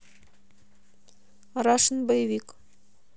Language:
Russian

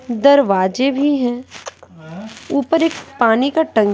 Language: Hindi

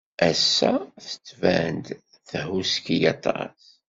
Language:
Kabyle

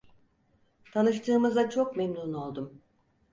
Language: Turkish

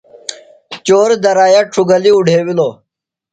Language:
Phalura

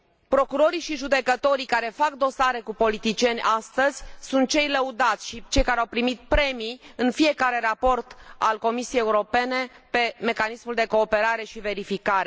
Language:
Romanian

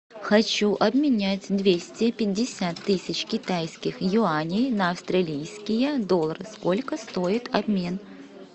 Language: Russian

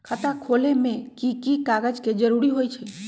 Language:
Magahi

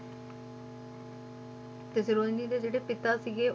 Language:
Punjabi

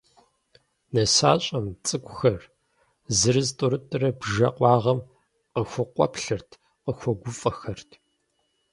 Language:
Kabardian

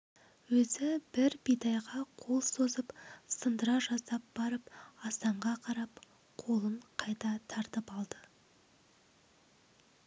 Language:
Kazakh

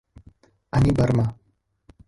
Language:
Czech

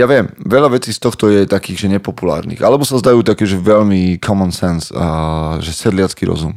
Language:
Slovak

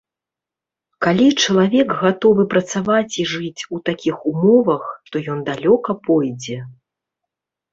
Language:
Belarusian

